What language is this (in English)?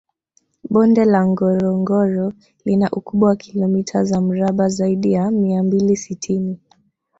Swahili